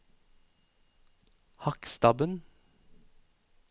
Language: Norwegian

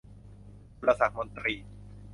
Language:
Thai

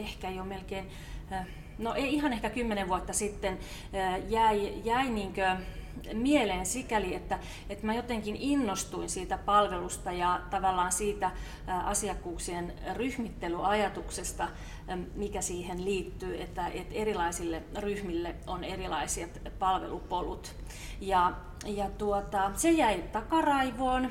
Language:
Finnish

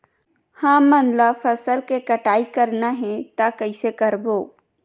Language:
Chhattisgarhi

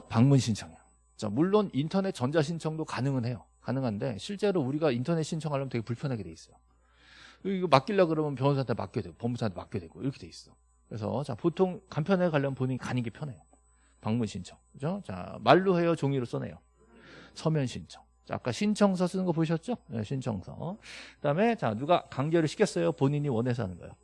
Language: Korean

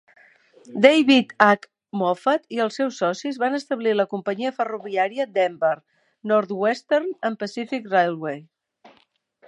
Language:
Catalan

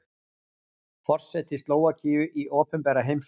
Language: Icelandic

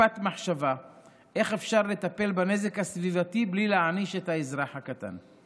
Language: Hebrew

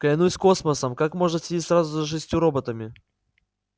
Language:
Russian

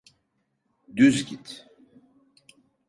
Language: Turkish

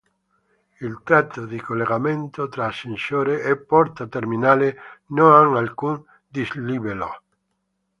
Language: Italian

